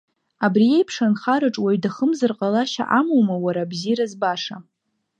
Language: Abkhazian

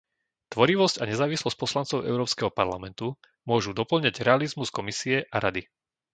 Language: Slovak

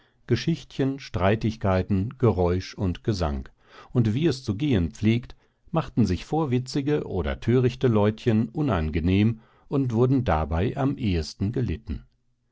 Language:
German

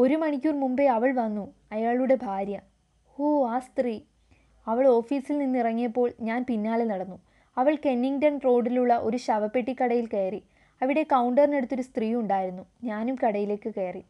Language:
Malayalam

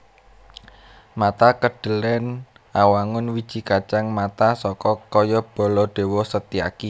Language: Javanese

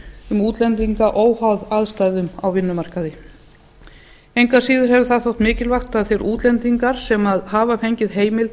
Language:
Icelandic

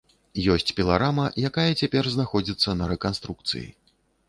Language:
Belarusian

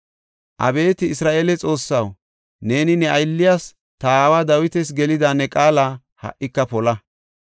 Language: Gofa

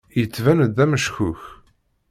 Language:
Kabyle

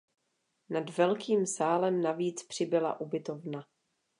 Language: Czech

